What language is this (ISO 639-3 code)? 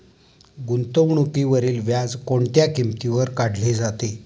mar